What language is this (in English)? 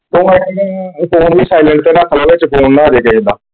Punjabi